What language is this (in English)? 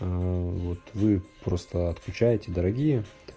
Russian